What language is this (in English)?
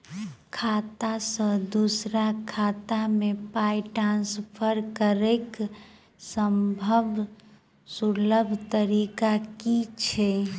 Maithili